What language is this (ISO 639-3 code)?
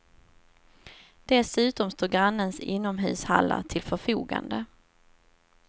swe